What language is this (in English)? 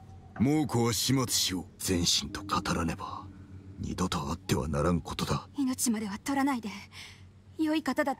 Japanese